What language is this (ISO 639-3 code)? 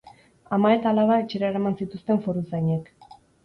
eus